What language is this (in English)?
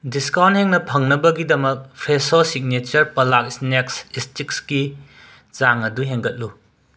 Manipuri